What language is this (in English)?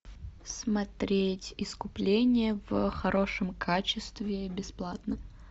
Russian